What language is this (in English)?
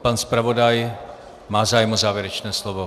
Czech